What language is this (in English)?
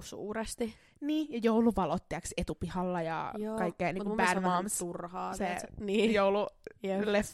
Finnish